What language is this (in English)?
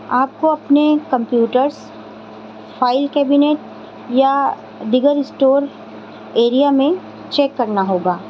Urdu